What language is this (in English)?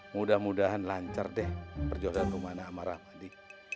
Indonesian